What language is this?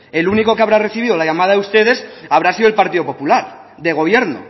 Spanish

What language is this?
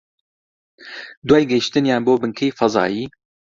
Central Kurdish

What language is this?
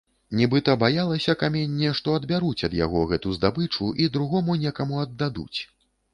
Belarusian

